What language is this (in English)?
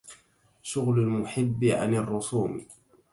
Arabic